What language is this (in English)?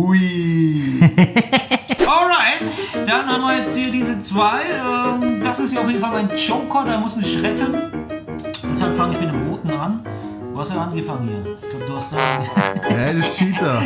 German